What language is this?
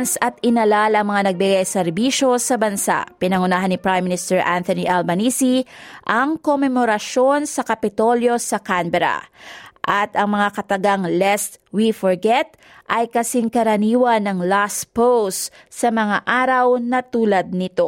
Filipino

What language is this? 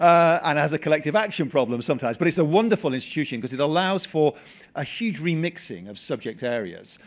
English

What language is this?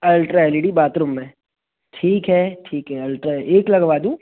Hindi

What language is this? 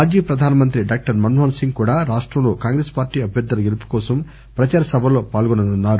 Telugu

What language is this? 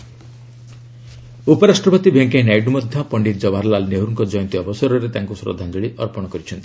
Odia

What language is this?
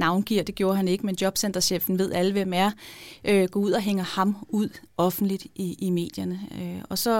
Danish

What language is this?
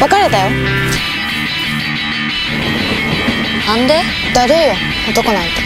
Japanese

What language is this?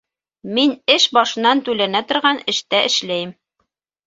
Bashkir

